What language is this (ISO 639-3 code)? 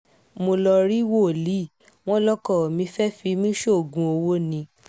yor